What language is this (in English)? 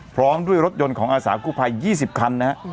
Thai